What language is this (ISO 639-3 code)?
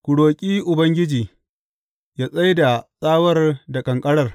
hau